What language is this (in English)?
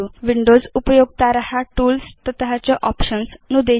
Sanskrit